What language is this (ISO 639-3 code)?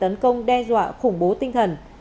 vie